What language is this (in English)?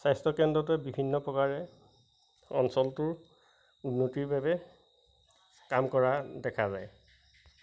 Assamese